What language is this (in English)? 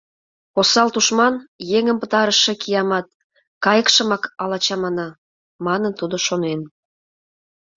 Mari